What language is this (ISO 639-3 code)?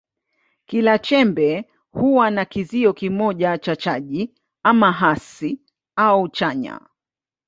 swa